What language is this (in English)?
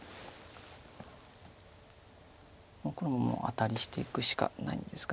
Japanese